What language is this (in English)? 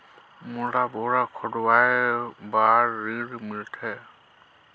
Chhattisgarhi